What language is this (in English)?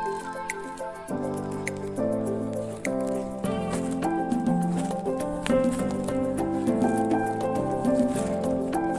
Indonesian